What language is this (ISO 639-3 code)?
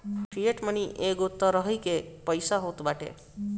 bho